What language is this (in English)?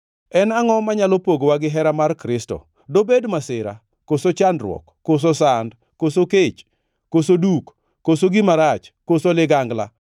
Luo (Kenya and Tanzania)